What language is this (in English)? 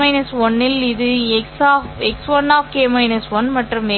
Tamil